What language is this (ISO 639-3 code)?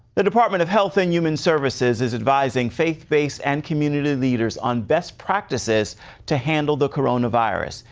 eng